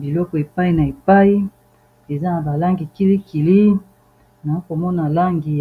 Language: Lingala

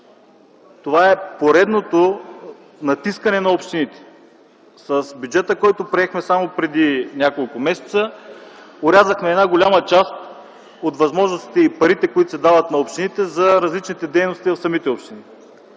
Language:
Bulgarian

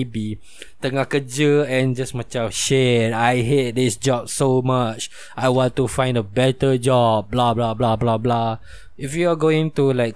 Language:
Malay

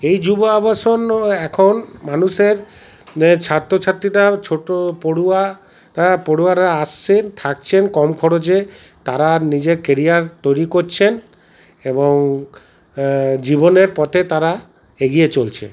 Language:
Bangla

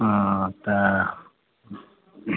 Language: Maithili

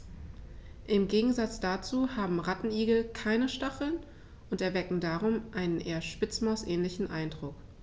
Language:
German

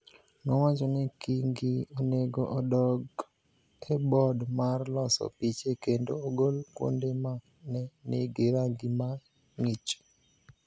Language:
Luo (Kenya and Tanzania)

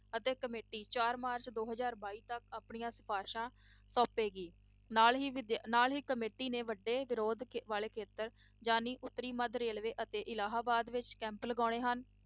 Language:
Punjabi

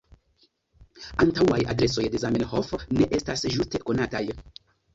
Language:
Esperanto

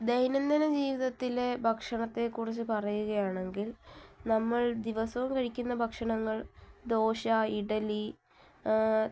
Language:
Malayalam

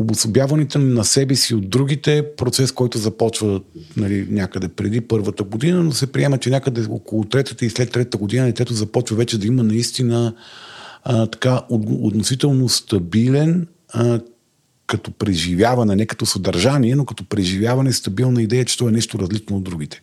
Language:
Bulgarian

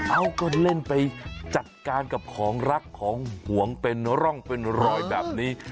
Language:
Thai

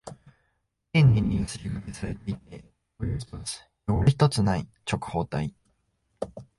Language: Japanese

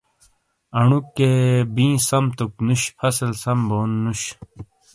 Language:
Shina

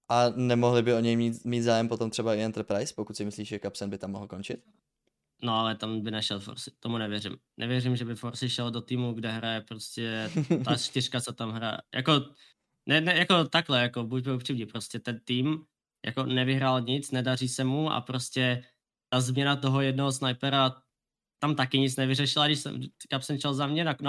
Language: Czech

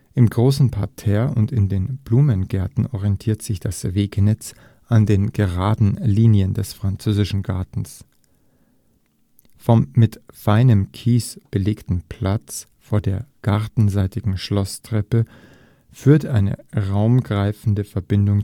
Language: German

